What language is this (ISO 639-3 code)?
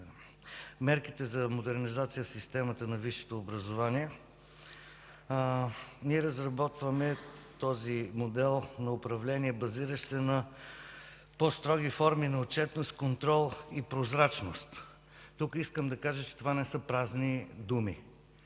bul